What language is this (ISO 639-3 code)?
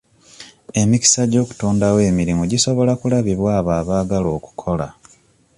lug